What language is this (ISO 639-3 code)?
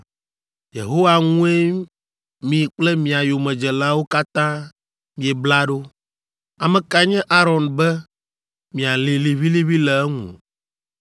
ewe